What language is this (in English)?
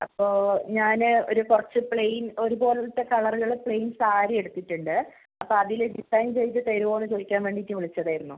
Malayalam